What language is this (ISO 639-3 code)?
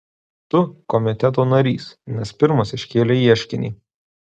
lit